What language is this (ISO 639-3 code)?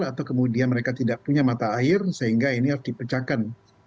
ind